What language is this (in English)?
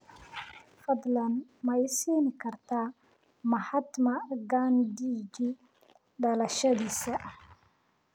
Somali